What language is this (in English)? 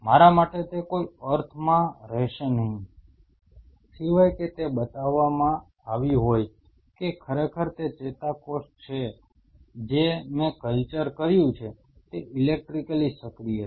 Gujarati